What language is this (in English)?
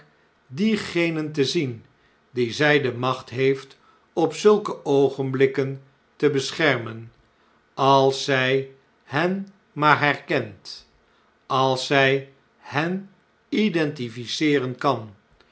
Dutch